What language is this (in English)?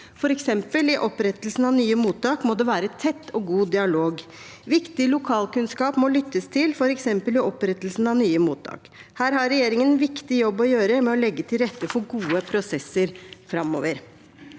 Norwegian